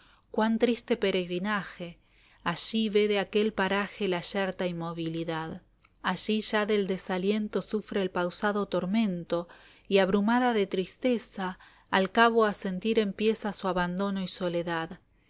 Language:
Spanish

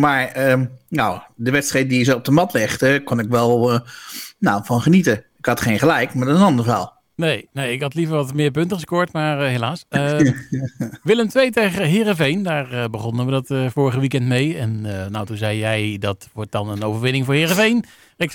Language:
Dutch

